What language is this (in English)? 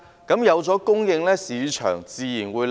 Cantonese